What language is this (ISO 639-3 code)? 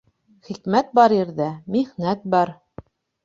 bak